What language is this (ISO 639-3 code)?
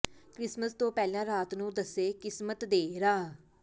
pan